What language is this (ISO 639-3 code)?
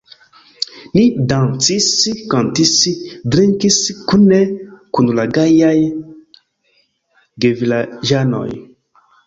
epo